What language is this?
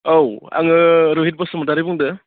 Bodo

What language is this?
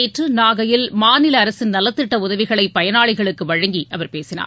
Tamil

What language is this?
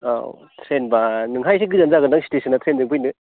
Bodo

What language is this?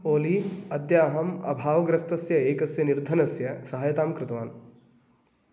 Sanskrit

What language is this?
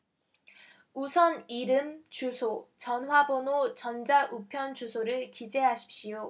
Korean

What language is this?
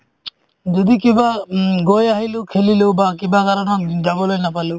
Assamese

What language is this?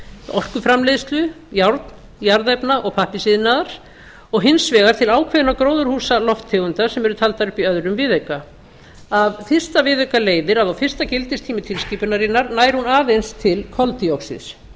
Icelandic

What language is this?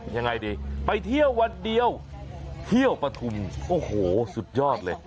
Thai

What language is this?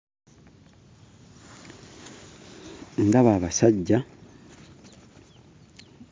Ganda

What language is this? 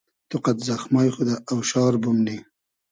Hazaragi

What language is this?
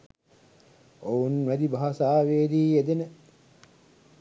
Sinhala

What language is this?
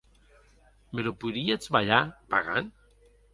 Occitan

